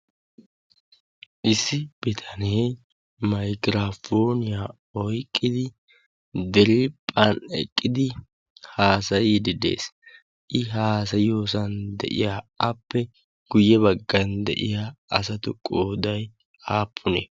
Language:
Wolaytta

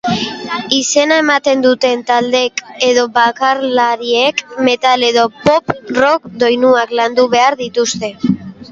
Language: Basque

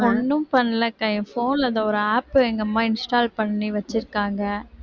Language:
Tamil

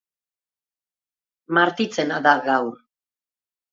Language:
Basque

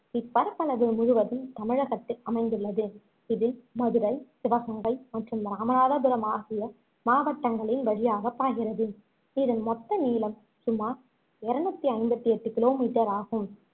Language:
Tamil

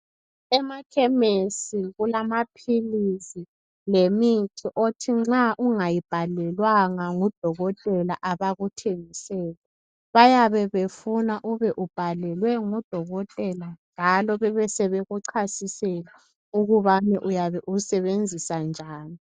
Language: North Ndebele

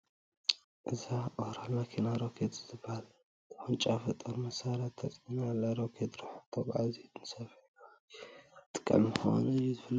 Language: Tigrinya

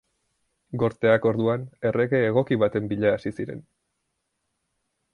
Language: Basque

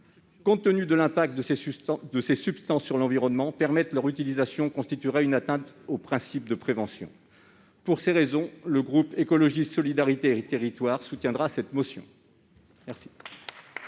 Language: French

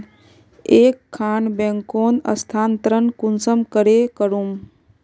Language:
Magahi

